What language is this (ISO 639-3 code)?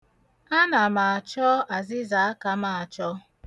ibo